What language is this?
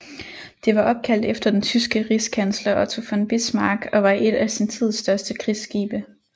Danish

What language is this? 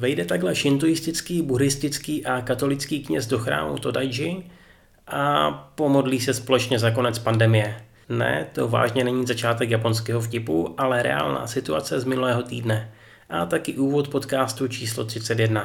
Czech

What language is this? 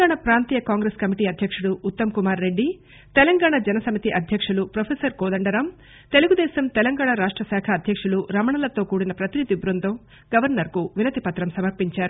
Telugu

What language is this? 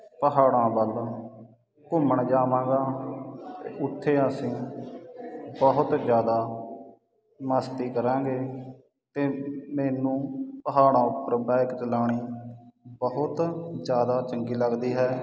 Punjabi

